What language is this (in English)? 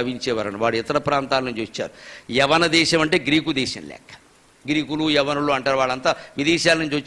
Telugu